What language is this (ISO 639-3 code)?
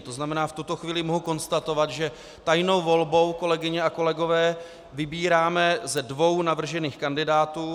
ces